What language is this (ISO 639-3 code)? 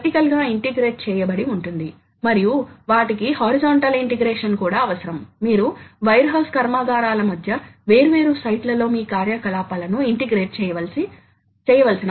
tel